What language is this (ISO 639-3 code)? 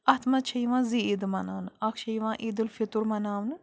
kas